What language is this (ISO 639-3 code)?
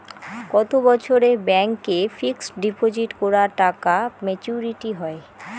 ben